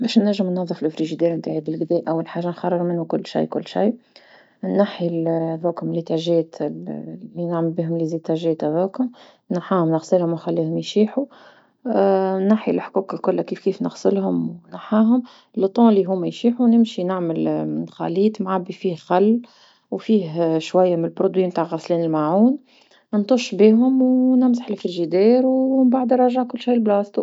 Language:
Tunisian Arabic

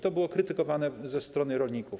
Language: Polish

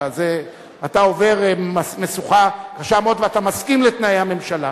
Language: Hebrew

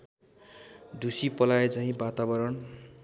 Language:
Nepali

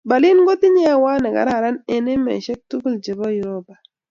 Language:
Kalenjin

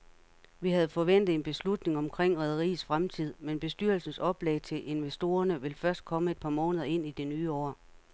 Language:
Danish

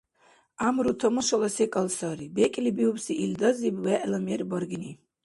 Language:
Dargwa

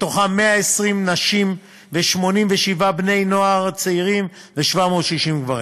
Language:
Hebrew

